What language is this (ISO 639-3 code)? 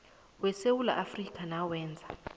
nbl